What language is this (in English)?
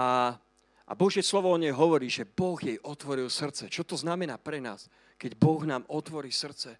Slovak